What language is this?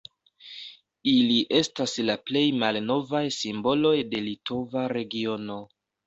Esperanto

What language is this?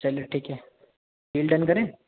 Urdu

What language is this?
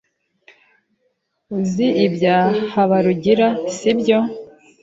Kinyarwanda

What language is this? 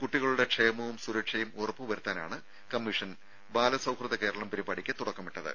Malayalam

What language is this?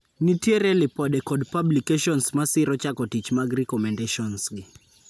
Luo (Kenya and Tanzania)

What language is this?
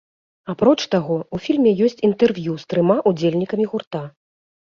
Belarusian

